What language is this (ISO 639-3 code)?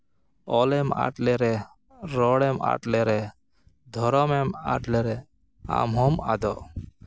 sat